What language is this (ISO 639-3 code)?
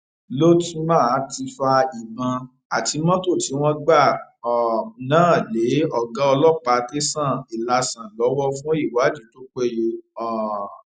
yor